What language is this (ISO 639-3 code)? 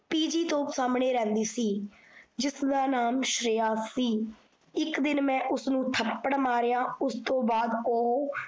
pan